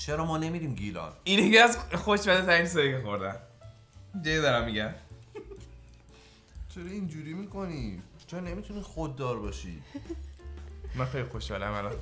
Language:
Persian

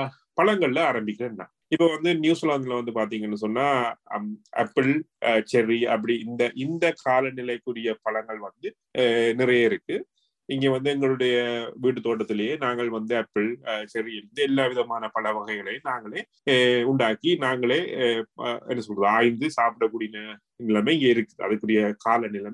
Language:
Tamil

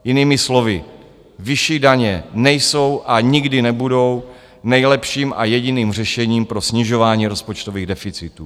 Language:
Czech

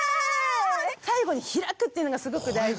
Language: Japanese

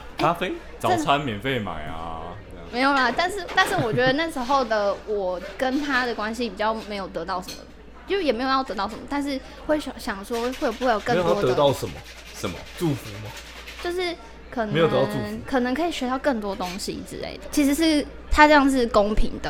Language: Chinese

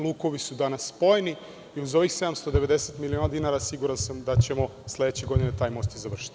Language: Serbian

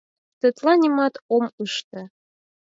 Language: Mari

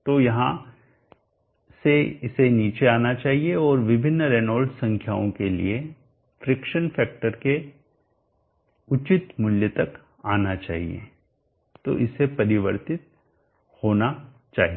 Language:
Hindi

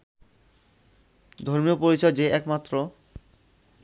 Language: Bangla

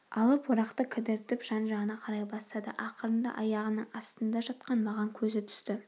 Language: Kazakh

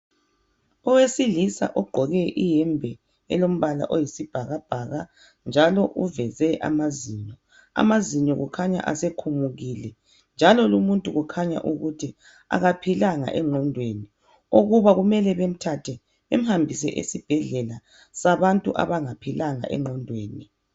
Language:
North Ndebele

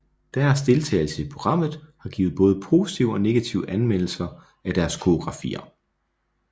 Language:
Danish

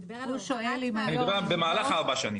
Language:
Hebrew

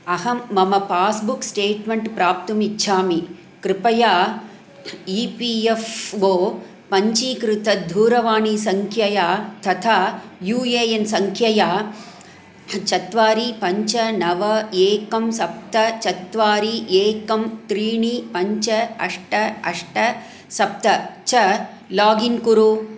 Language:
Sanskrit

